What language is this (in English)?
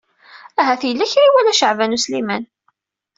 Kabyle